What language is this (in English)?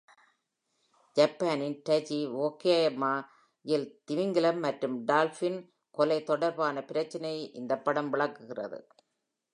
Tamil